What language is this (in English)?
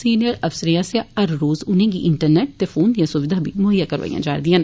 Dogri